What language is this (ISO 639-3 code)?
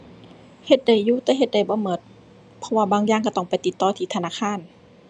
tha